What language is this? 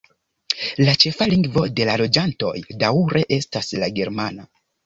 Esperanto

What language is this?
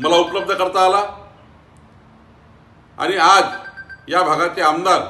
Hindi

